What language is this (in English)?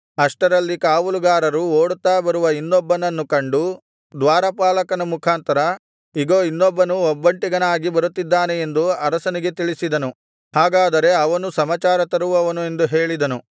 Kannada